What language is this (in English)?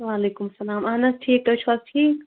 Kashmiri